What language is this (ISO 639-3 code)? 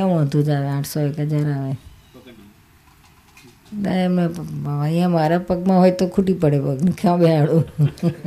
guj